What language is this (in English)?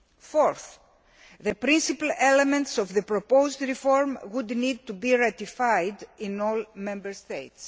English